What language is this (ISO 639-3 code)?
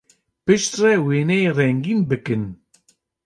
kur